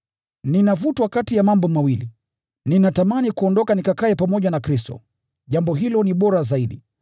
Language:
Swahili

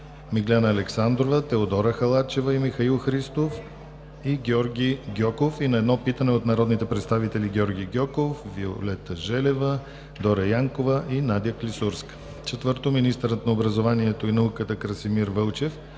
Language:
Bulgarian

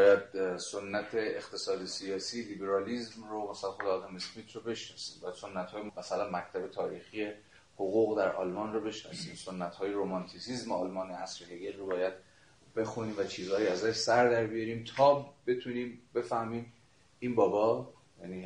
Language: Persian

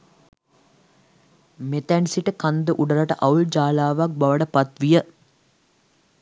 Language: Sinhala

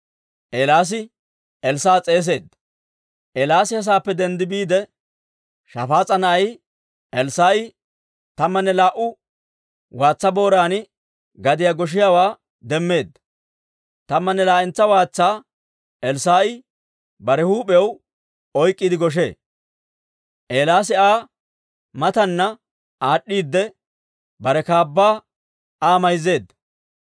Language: Dawro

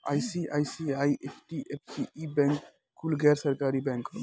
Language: Bhojpuri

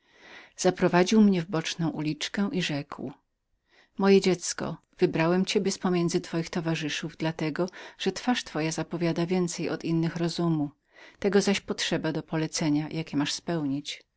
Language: Polish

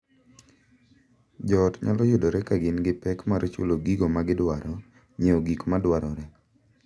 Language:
Luo (Kenya and Tanzania)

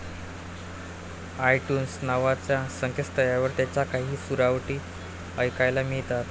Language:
Marathi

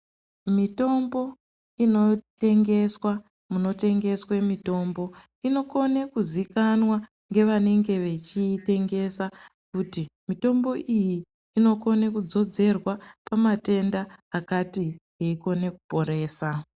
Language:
Ndau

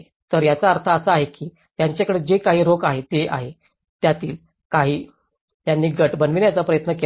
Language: Marathi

